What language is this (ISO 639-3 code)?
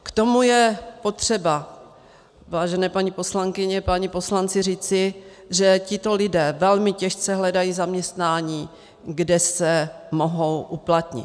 ces